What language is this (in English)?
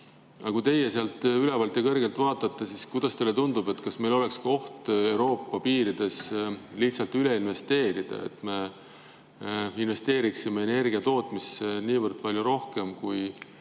Estonian